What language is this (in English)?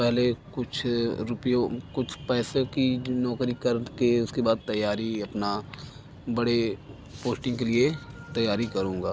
Hindi